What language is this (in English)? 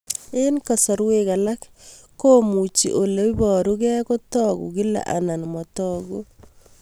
Kalenjin